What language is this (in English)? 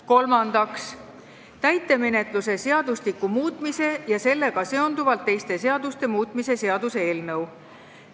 Estonian